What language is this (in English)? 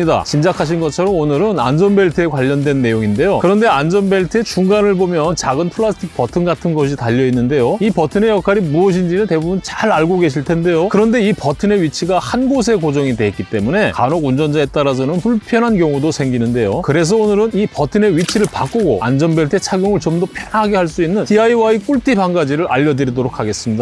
Korean